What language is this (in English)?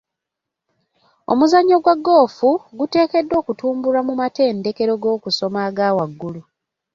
Ganda